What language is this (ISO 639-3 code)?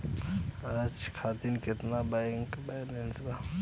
bho